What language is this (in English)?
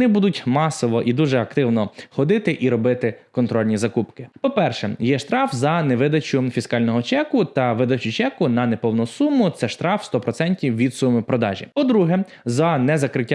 Ukrainian